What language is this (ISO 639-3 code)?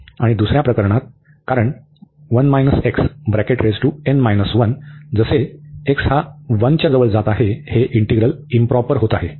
mar